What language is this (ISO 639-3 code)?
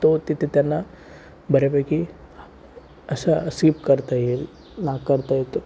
mar